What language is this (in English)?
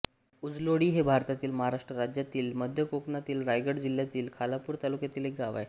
Marathi